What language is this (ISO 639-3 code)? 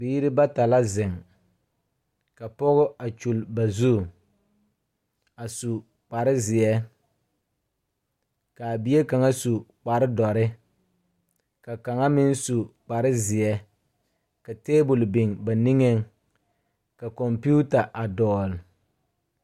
dga